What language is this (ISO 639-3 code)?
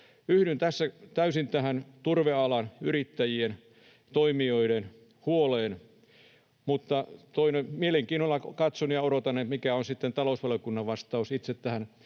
fin